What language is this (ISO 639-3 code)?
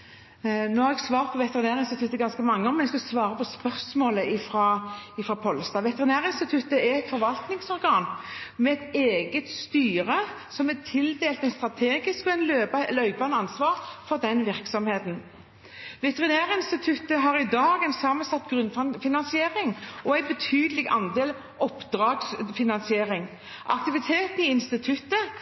nor